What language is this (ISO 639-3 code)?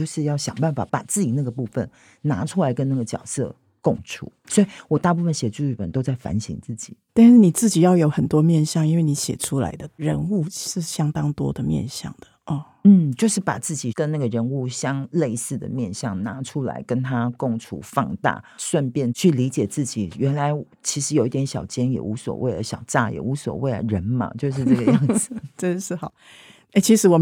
zho